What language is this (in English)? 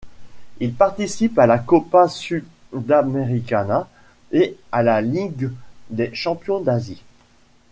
French